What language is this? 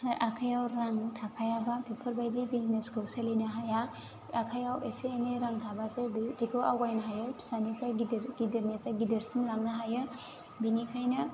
Bodo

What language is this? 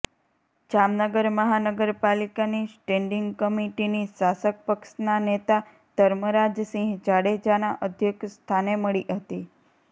Gujarati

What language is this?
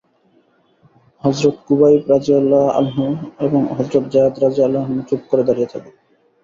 Bangla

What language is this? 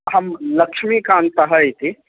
Sanskrit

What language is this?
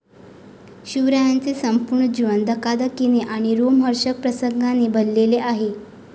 Marathi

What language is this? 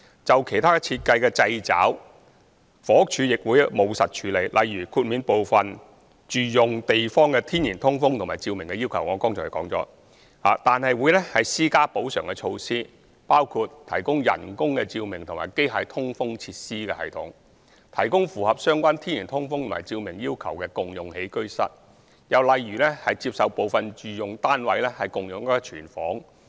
Cantonese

